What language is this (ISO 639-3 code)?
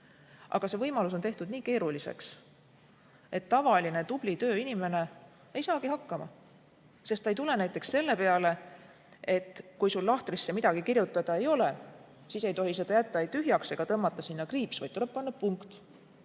est